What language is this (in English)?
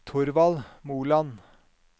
Norwegian